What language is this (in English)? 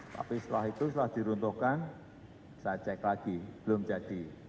Indonesian